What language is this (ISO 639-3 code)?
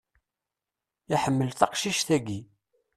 kab